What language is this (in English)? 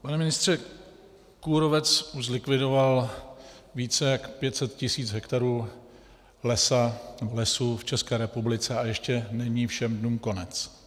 Czech